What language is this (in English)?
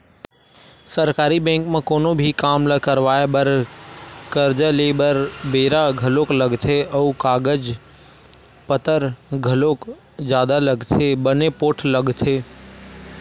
Chhattisgarhi